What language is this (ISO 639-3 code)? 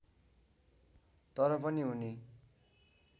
nep